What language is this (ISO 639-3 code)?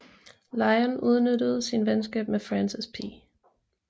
dan